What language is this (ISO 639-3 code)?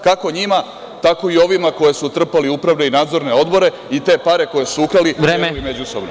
srp